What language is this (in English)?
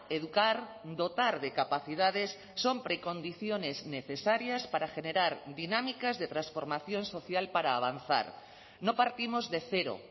Spanish